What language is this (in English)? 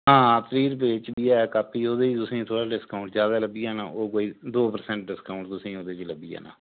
Dogri